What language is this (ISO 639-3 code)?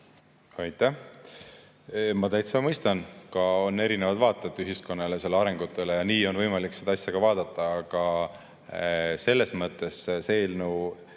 est